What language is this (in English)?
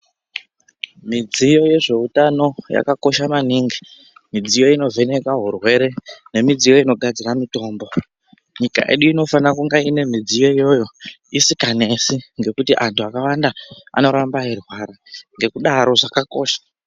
Ndau